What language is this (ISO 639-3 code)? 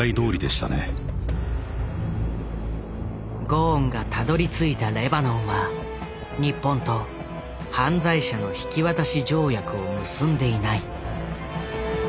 jpn